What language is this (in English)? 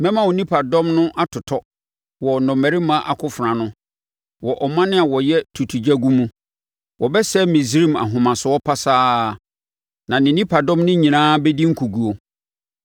Akan